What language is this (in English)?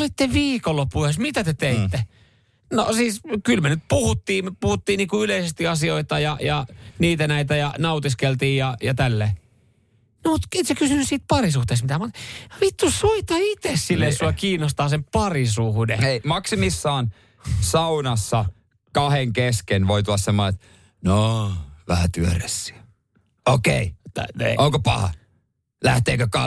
Finnish